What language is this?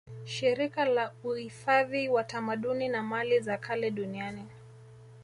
Swahili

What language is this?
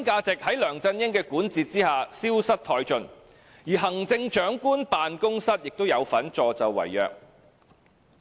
Cantonese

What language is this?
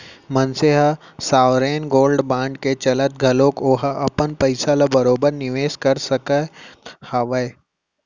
Chhattisgarhi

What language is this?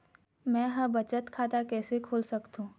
Chhattisgarhi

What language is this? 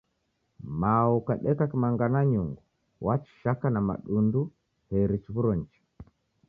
Taita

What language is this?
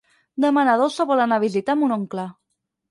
Catalan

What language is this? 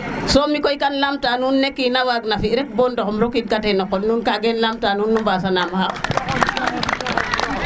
Serer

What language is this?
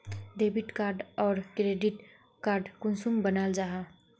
Magahi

